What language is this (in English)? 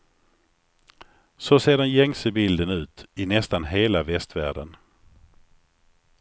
Swedish